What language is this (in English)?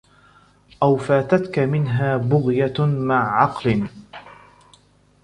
Arabic